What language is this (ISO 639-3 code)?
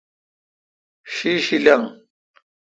xka